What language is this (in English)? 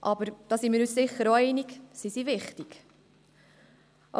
Swiss German